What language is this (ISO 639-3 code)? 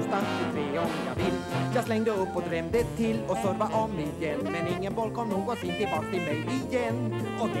swe